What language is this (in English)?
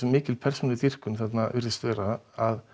Icelandic